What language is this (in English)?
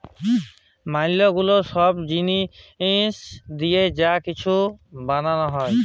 Bangla